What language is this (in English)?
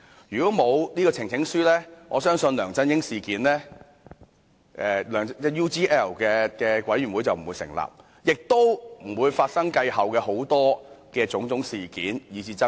Cantonese